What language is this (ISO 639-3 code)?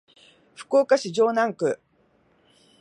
jpn